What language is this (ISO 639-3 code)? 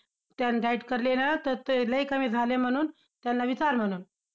mar